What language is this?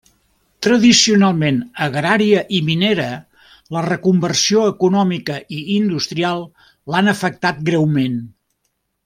Catalan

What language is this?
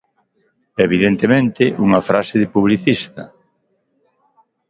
Galician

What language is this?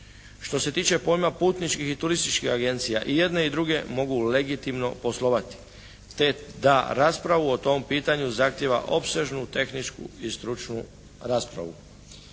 Croatian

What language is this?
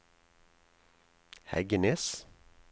Norwegian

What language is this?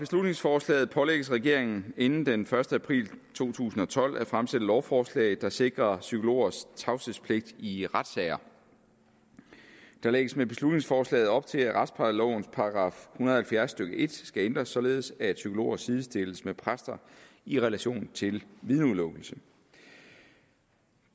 Danish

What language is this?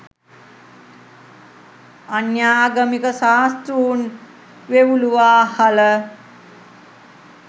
Sinhala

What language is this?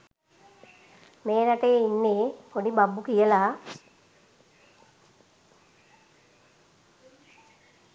Sinhala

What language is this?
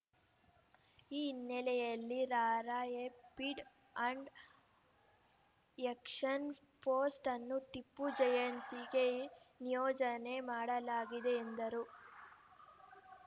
Kannada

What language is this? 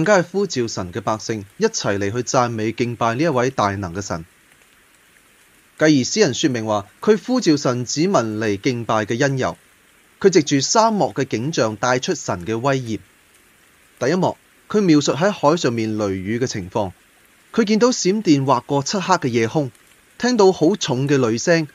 Chinese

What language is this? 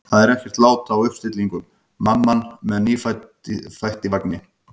Icelandic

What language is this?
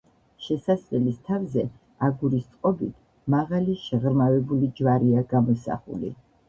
Georgian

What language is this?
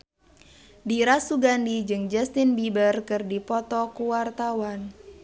Sundanese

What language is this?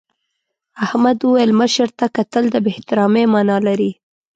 Pashto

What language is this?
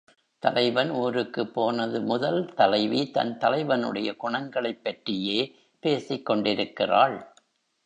Tamil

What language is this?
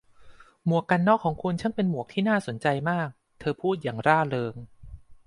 Thai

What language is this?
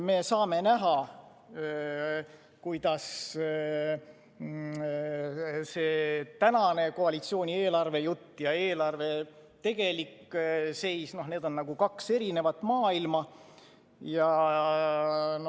Estonian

